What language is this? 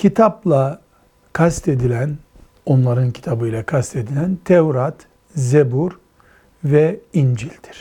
Turkish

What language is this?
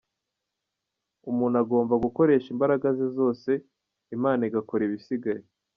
Kinyarwanda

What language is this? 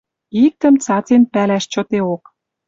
Western Mari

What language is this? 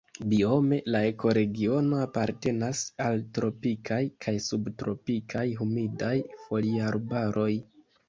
Esperanto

